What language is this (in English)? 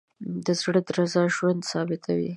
Pashto